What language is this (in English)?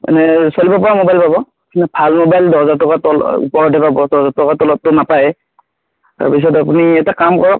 Assamese